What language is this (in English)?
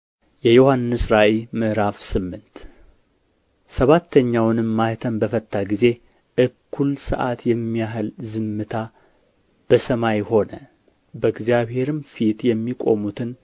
Amharic